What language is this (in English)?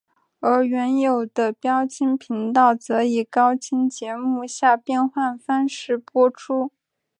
Chinese